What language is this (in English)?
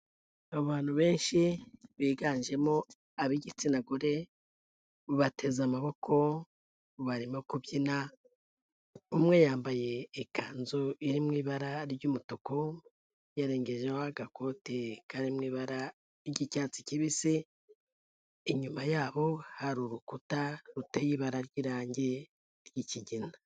Kinyarwanda